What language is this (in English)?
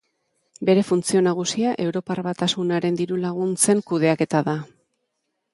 Basque